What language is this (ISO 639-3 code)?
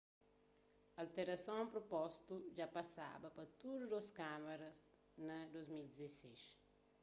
kea